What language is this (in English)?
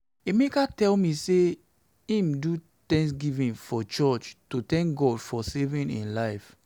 Nigerian Pidgin